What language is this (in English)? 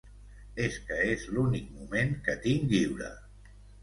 Catalan